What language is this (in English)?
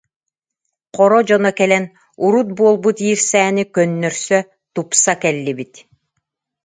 Yakut